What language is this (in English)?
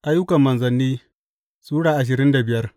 Hausa